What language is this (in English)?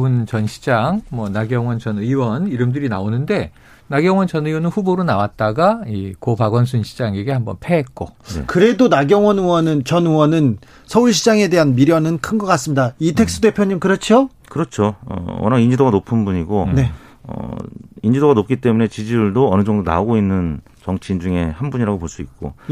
Korean